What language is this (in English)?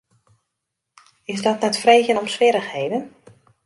Western Frisian